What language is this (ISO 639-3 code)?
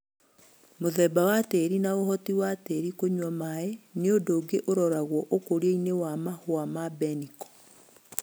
kik